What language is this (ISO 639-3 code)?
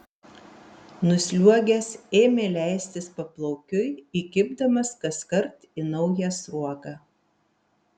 lit